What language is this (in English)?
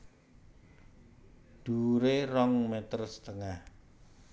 Javanese